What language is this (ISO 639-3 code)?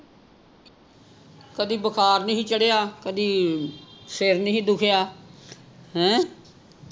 pan